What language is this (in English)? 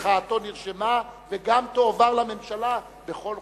Hebrew